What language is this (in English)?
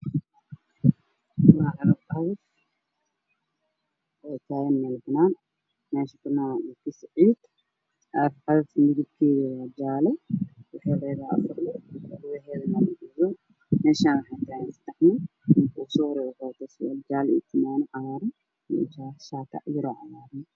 Somali